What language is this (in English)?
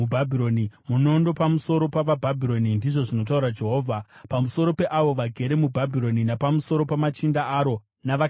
Shona